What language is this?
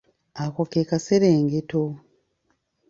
Ganda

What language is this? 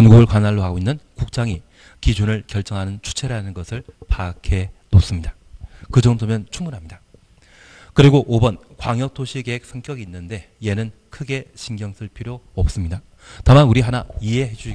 Korean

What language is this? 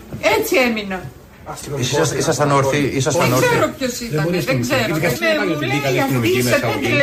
Greek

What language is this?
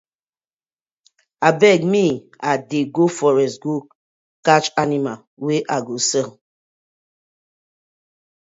Nigerian Pidgin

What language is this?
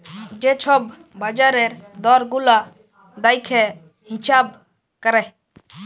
Bangla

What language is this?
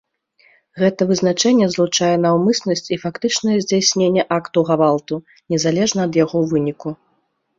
Belarusian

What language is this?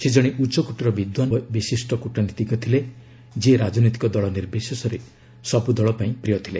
Odia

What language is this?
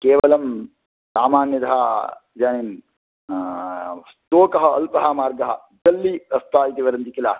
Sanskrit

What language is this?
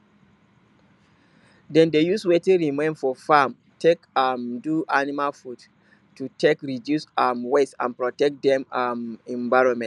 Nigerian Pidgin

